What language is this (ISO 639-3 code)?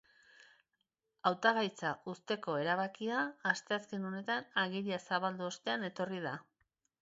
eus